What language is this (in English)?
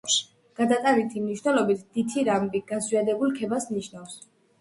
Georgian